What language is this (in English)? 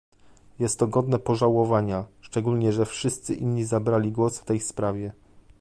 Polish